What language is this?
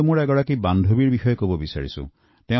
Assamese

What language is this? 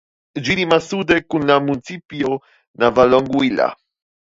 Esperanto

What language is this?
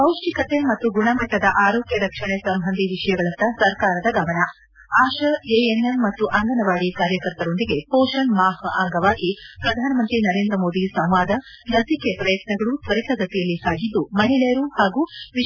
Kannada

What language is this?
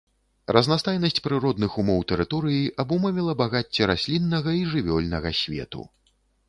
Belarusian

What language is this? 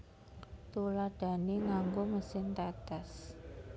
Javanese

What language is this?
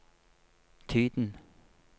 Norwegian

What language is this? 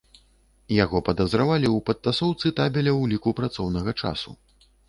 Belarusian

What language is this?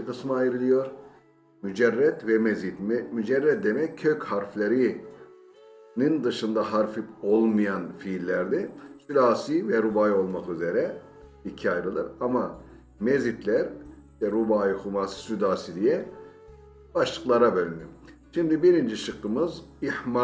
Turkish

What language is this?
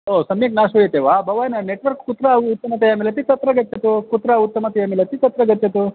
Sanskrit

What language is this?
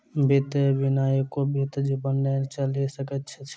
Maithili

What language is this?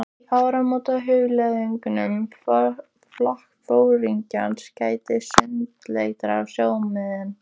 Icelandic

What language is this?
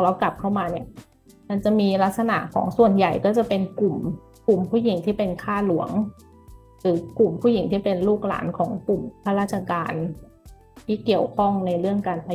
Thai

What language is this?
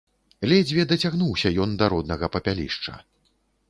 Belarusian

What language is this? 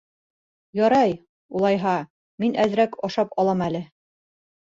Bashkir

